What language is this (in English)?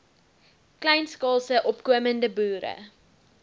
Afrikaans